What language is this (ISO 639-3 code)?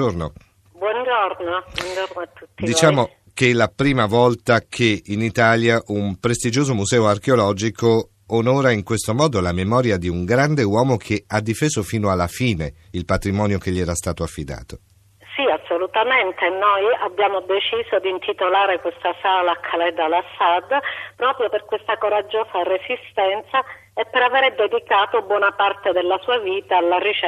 ita